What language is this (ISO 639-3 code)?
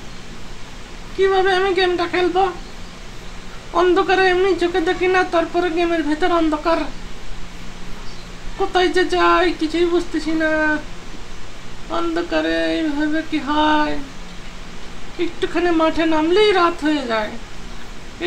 ron